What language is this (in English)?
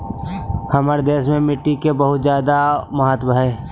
Magahi